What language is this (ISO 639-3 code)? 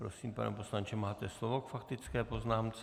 ces